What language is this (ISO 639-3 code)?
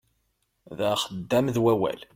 kab